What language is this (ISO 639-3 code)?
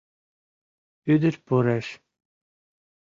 chm